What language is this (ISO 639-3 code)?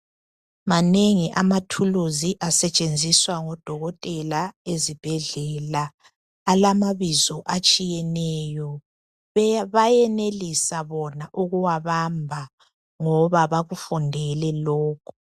nde